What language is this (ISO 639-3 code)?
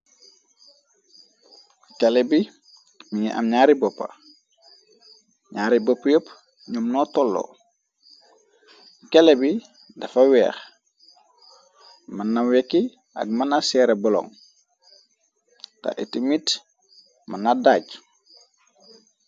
wol